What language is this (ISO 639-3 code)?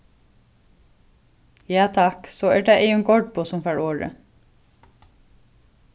fao